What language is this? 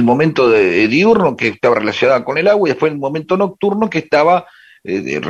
Spanish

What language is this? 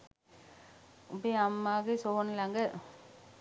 Sinhala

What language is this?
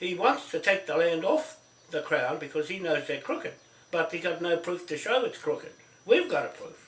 English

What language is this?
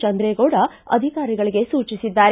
Kannada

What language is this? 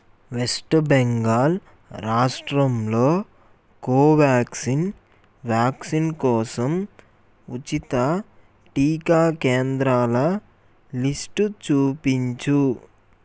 Telugu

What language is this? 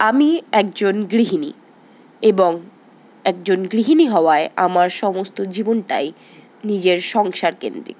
Bangla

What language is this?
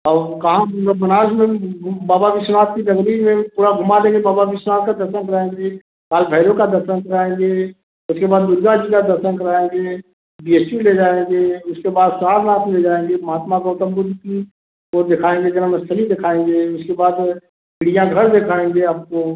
Hindi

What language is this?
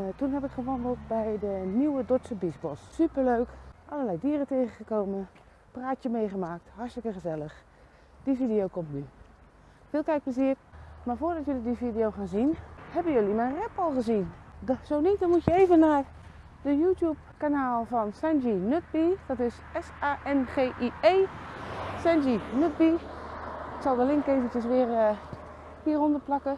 Dutch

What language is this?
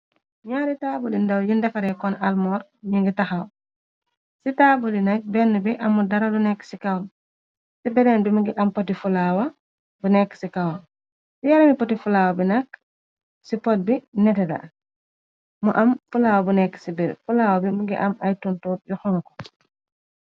Wolof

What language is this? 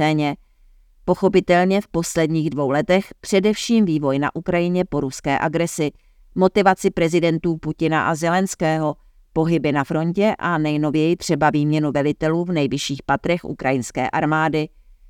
Czech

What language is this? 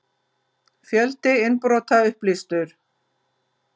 Icelandic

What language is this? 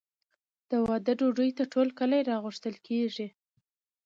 Pashto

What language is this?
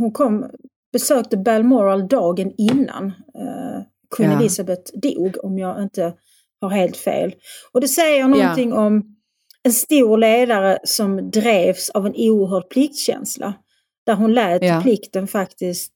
Swedish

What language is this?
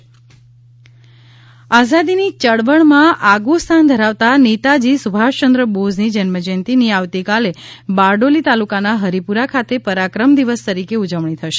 Gujarati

